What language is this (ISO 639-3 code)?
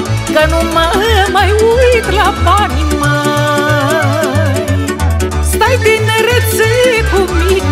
ron